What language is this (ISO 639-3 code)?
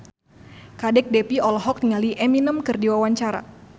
sun